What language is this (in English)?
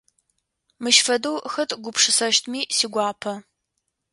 Adyghe